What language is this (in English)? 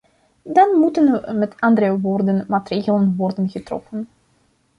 Dutch